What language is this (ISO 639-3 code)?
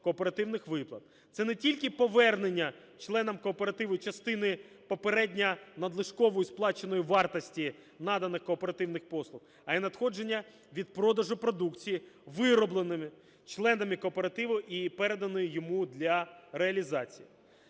ukr